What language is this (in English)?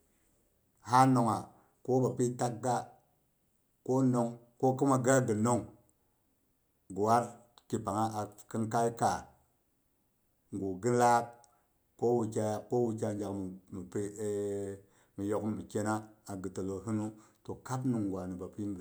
Boghom